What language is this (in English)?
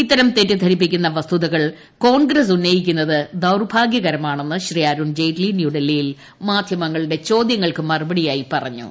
Malayalam